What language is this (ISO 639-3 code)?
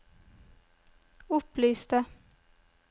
nor